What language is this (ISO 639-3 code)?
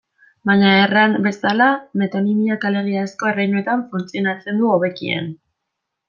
eus